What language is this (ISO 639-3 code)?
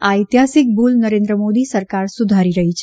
guj